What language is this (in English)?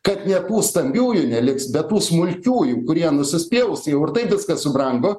Lithuanian